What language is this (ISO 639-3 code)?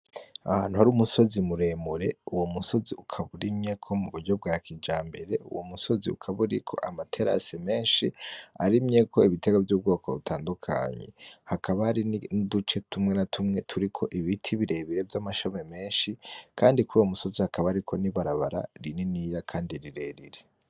run